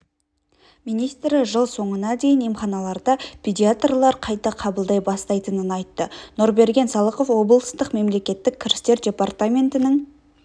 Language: Kazakh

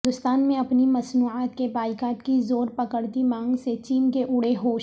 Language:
Urdu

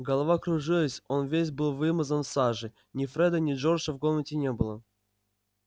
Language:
Russian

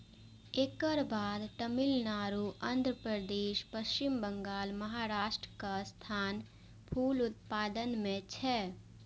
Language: Maithili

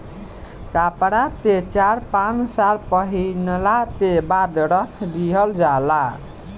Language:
Bhojpuri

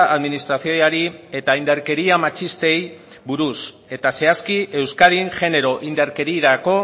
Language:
Basque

